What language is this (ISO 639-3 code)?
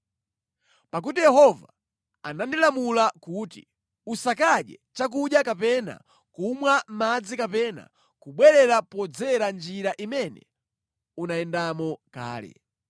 nya